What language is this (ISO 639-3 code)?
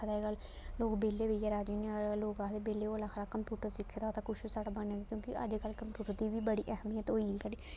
doi